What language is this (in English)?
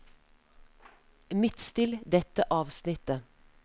Norwegian